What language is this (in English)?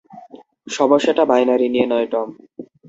Bangla